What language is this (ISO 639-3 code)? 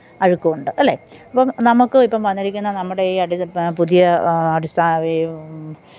mal